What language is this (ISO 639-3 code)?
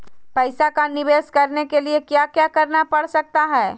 mag